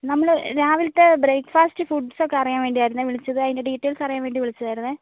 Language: Malayalam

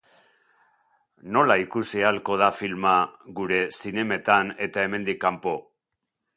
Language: Basque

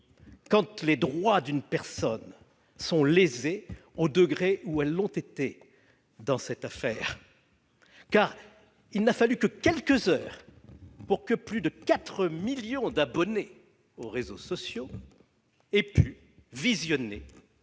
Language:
French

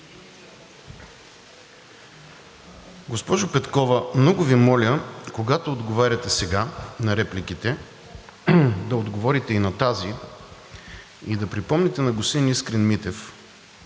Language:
Bulgarian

